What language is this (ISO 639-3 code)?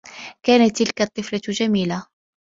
ara